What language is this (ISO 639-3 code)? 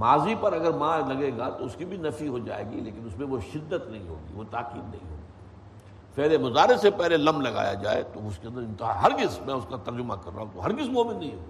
urd